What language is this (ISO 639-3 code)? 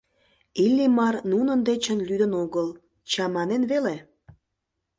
chm